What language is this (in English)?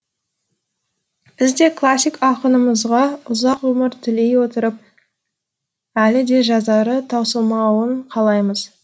Kazakh